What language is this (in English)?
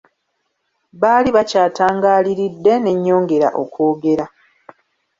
Ganda